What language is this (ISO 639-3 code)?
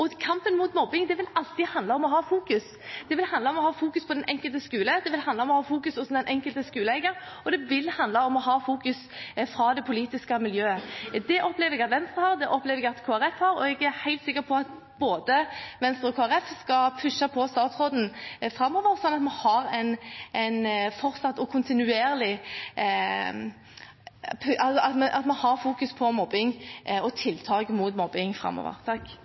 nob